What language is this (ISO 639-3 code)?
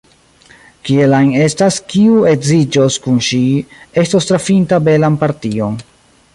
epo